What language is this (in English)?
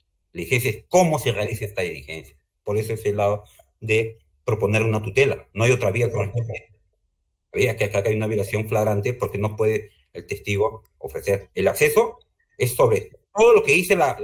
Spanish